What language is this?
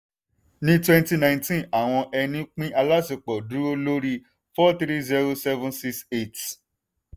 Yoruba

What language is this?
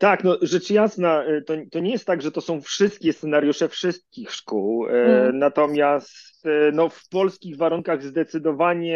Polish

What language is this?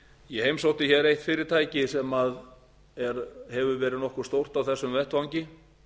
Icelandic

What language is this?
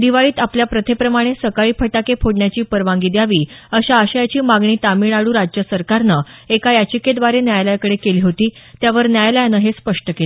Marathi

